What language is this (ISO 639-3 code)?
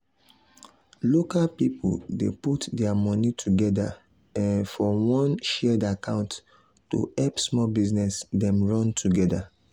pcm